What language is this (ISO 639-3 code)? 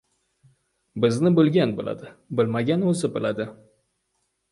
uzb